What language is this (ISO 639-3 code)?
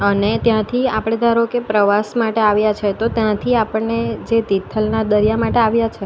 guj